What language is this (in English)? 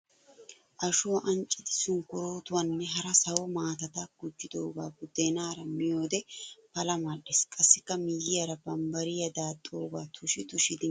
Wolaytta